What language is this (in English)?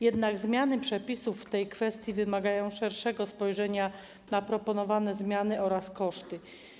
Polish